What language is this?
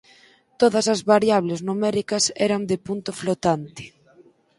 Galician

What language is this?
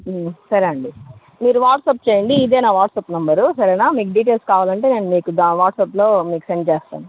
Telugu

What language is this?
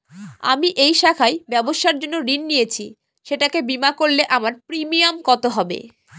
Bangla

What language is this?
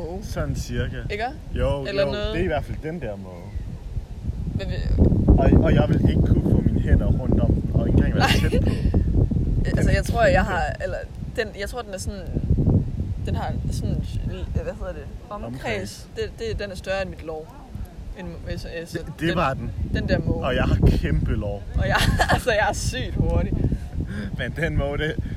Danish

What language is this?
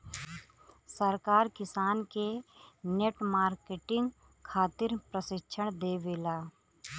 Bhojpuri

